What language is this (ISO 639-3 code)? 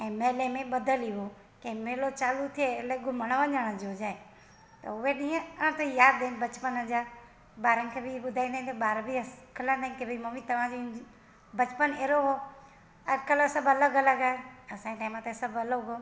snd